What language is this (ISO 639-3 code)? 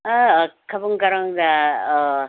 mni